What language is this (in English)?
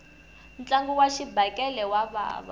Tsonga